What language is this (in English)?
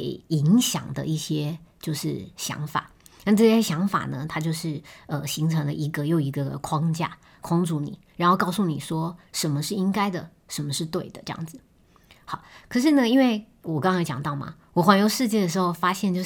Chinese